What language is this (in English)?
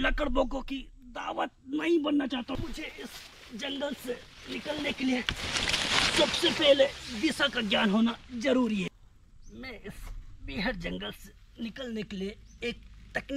Hindi